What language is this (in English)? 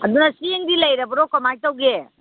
Manipuri